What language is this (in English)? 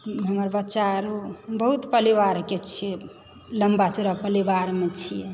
Maithili